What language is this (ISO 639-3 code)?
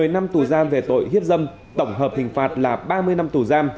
vie